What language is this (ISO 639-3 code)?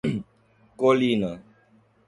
por